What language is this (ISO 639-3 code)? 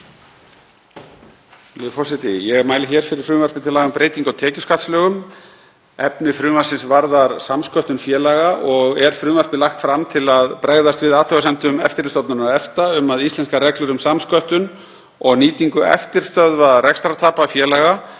isl